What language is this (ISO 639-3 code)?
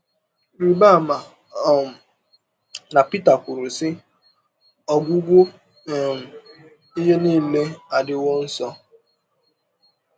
ibo